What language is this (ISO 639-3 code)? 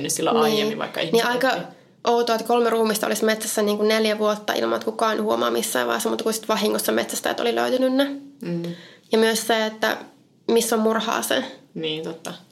fin